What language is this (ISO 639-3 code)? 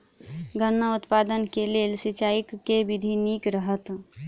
mai